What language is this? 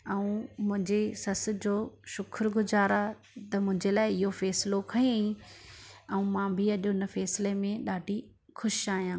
Sindhi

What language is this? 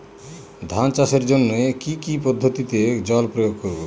Bangla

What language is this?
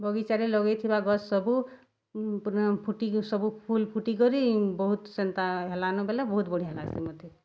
Odia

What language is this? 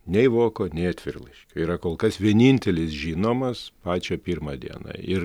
Lithuanian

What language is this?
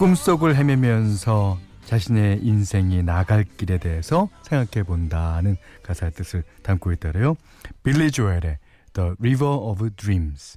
Korean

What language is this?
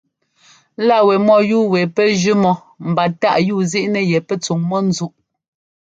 Ngomba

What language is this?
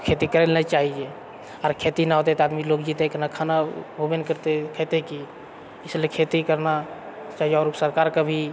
Maithili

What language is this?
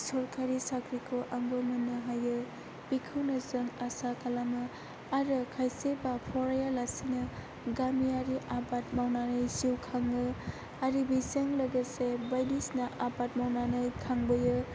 Bodo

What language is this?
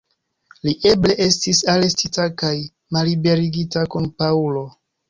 Esperanto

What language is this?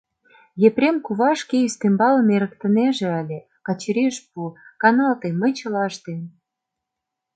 Mari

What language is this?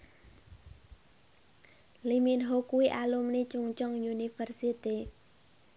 Javanese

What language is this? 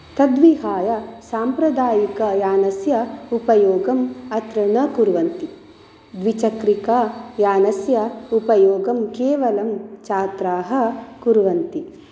Sanskrit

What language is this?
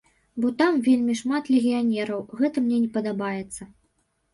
Belarusian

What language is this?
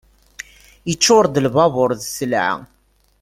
Kabyle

